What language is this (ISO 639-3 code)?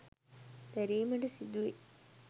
sin